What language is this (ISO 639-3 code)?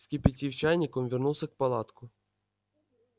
rus